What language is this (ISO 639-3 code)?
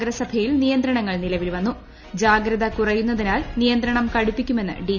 mal